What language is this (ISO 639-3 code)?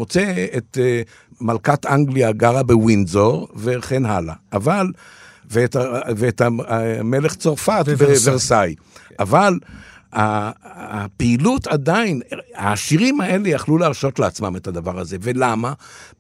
heb